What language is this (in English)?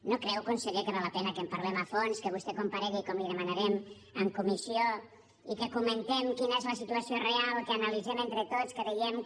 Catalan